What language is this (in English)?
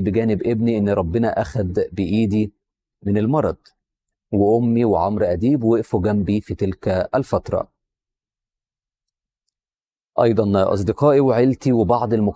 Arabic